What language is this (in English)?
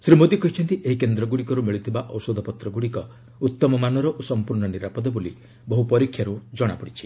Odia